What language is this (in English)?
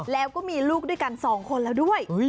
Thai